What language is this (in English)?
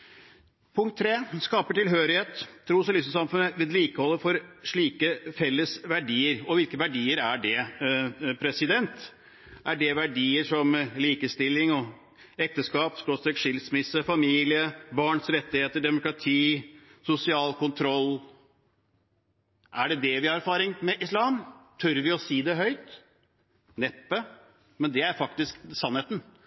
Norwegian Bokmål